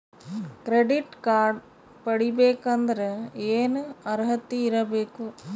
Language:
Kannada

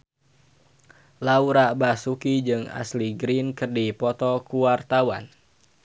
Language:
Sundanese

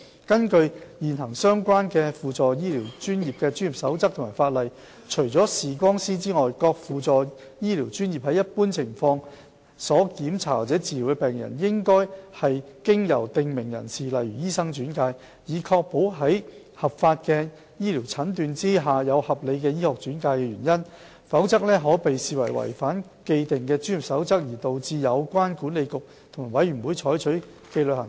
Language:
Cantonese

